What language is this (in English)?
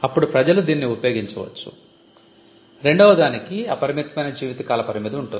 Telugu